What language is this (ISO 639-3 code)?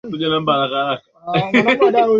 swa